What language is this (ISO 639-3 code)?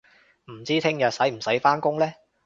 yue